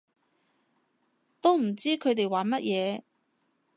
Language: Cantonese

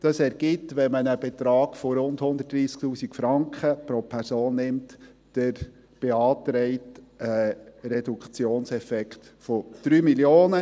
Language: Swiss German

